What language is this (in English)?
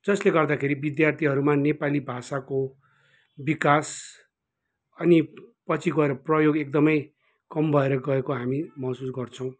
Nepali